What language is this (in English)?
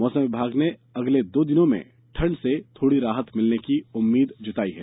Hindi